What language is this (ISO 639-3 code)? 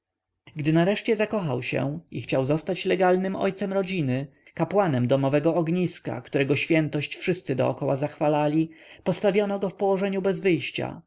pol